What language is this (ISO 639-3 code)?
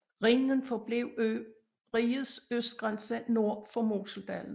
dan